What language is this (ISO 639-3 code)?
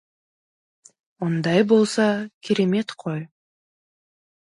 kaz